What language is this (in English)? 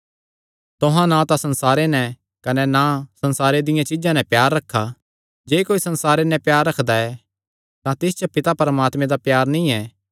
Kangri